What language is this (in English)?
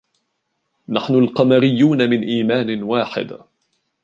Arabic